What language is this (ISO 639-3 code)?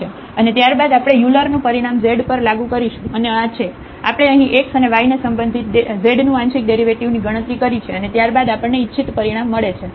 guj